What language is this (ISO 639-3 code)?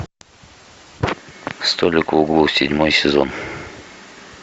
rus